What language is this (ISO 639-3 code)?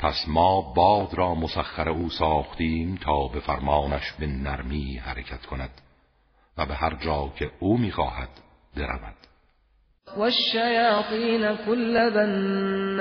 fas